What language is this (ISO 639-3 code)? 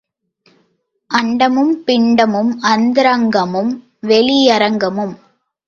tam